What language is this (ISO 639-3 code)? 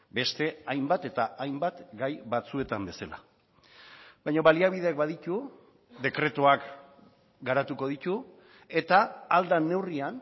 eus